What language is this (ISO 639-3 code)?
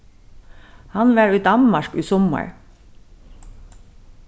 fao